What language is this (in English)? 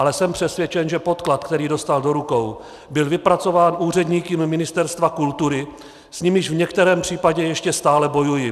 Czech